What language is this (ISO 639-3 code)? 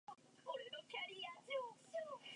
zho